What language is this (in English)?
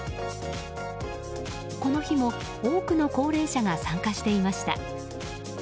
Japanese